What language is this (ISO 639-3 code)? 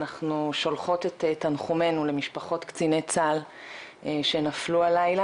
heb